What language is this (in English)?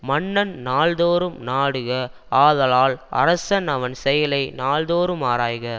Tamil